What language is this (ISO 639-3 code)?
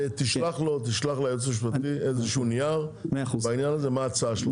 heb